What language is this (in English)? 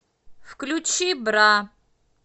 Russian